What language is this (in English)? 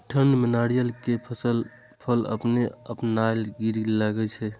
Maithili